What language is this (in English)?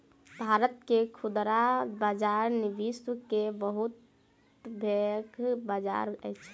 Maithili